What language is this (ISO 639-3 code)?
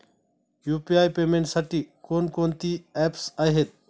mar